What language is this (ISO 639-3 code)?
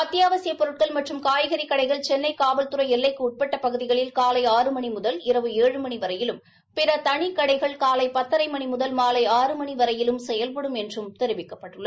tam